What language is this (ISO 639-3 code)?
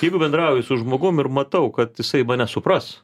lit